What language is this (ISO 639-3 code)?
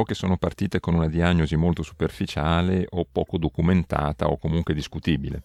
ita